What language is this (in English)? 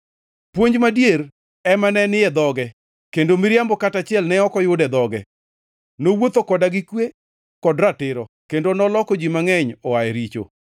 Luo (Kenya and Tanzania)